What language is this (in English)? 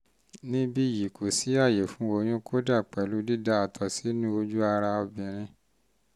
Yoruba